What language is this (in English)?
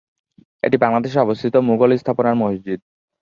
Bangla